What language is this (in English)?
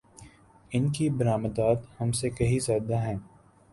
Urdu